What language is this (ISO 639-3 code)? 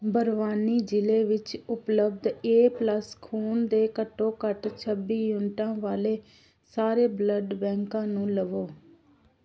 pan